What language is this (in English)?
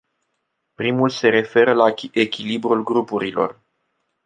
Romanian